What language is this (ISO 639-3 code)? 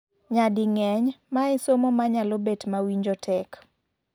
luo